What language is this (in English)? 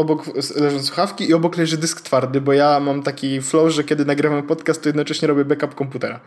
Polish